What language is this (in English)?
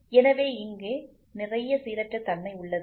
Tamil